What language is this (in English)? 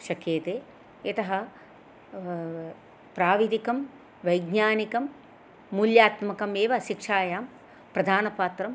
Sanskrit